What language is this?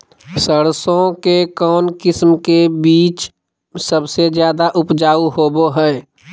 Magahi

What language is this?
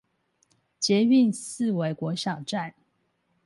Chinese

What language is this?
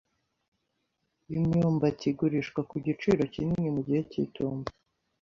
Kinyarwanda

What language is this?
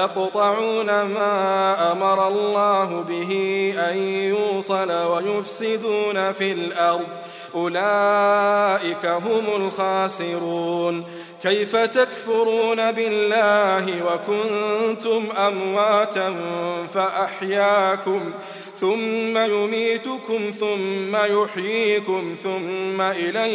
Arabic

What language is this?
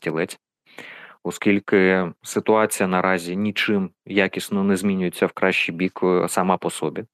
Ukrainian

